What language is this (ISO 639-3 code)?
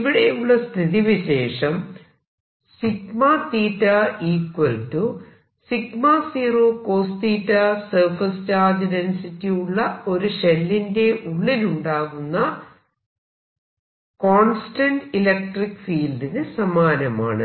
mal